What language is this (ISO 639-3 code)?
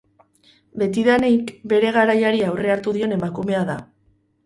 eus